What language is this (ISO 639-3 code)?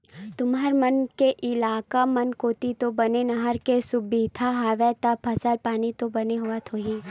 hne